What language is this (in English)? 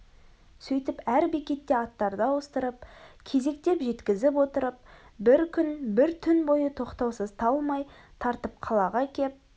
Kazakh